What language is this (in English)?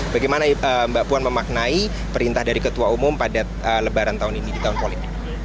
Indonesian